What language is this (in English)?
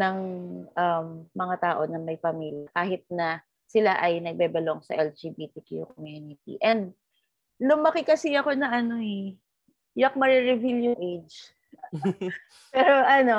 Filipino